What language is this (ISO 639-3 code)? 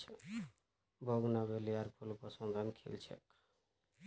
mag